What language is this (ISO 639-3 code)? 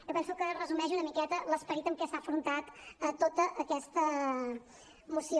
cat